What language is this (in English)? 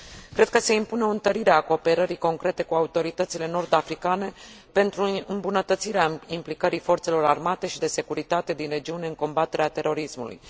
Romanian